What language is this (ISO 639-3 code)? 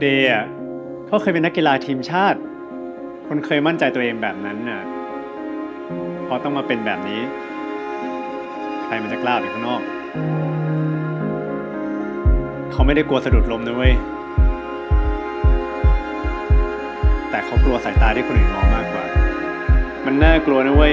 tha